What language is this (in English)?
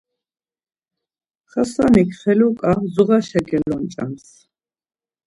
Laz